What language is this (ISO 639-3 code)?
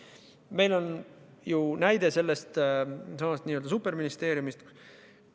est